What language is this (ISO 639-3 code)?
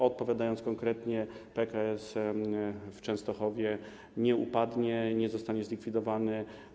pol